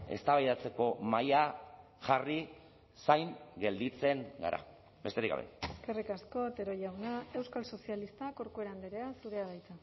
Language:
Basque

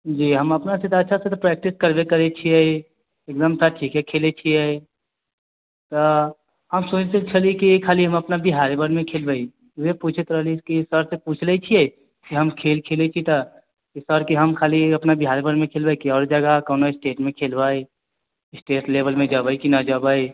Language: Maithili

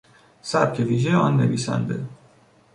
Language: Persian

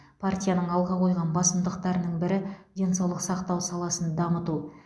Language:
Kazakh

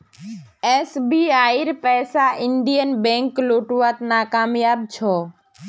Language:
Magahi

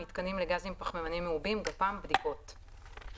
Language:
Hebrew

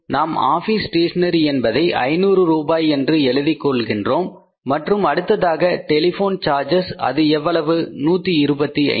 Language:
Tamil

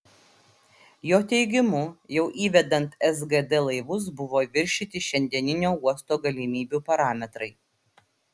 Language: Lithuanian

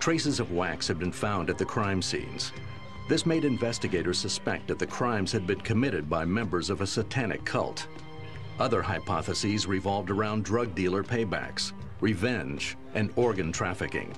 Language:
English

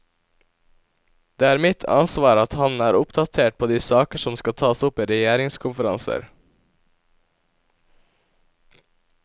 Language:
Norwegian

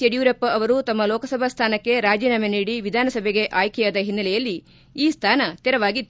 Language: Kannada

